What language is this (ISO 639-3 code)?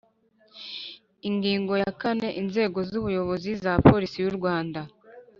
kin